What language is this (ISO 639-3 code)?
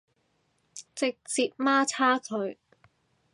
yue